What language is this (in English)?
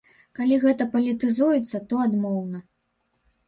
Belarusian